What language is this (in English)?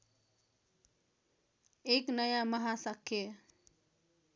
Nepali